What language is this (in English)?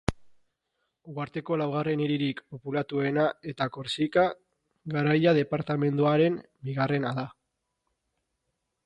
Basque